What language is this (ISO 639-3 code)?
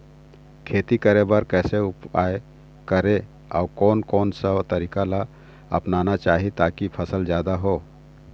hne